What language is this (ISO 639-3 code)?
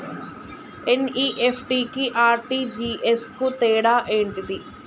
tel